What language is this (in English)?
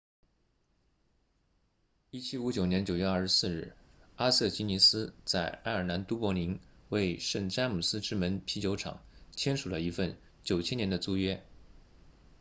Chinese